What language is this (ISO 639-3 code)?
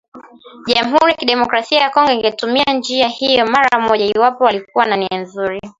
swa